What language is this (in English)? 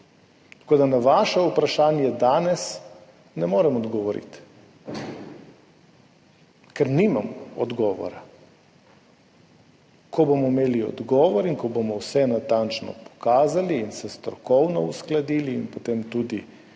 Slovenian